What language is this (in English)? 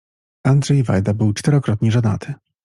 Polish